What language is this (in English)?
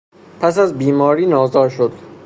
Persian